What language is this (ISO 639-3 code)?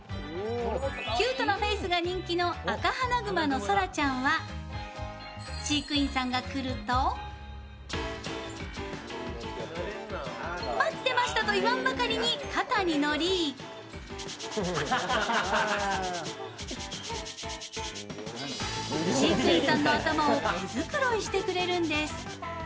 jpn